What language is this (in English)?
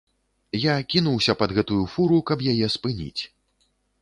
Belarusian